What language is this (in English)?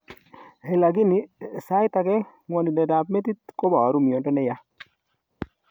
Kalenjin